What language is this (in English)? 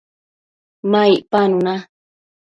Matsés